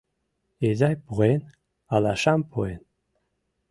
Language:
Mari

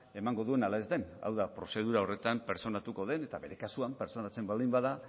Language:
Basque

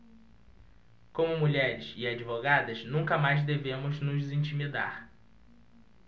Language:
Portuguese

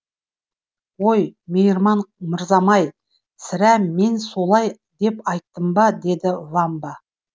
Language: Kazakh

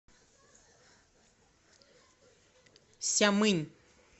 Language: Russian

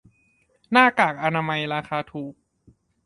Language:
Thai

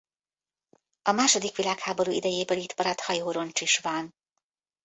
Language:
Hungarian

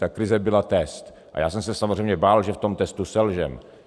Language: Czech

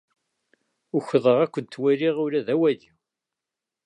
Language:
Kabyle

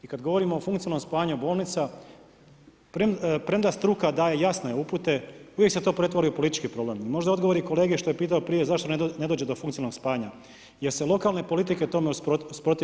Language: Croatian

